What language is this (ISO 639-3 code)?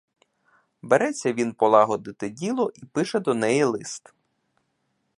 ukr